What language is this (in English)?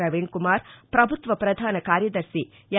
Telugu